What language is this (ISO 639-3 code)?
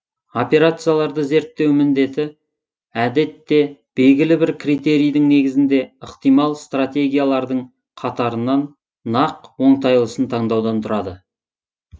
kaz